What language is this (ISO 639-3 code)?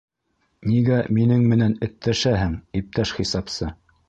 bak